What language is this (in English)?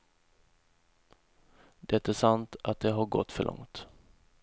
Swedish